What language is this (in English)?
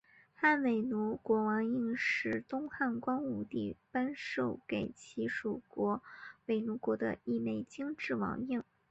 Chinese